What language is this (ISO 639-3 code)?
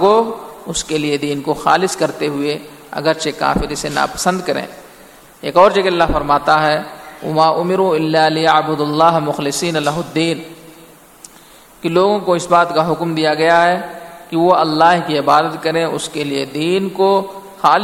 urd